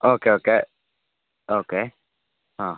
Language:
Malayalam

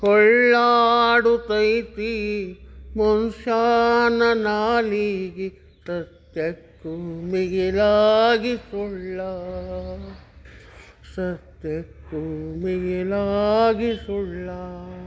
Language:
Kannada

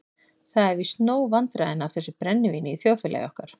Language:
Icelandic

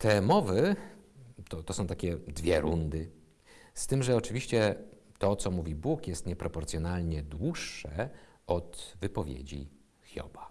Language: Polish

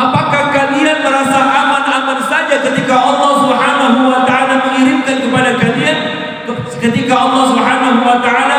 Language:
Indonesian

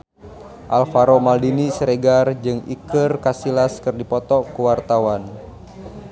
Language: Sundanese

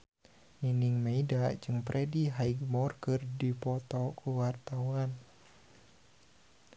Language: Sundanese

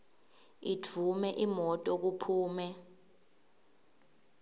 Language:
Swati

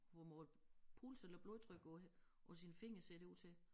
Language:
Danish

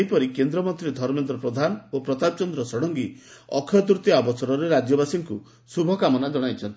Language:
Odia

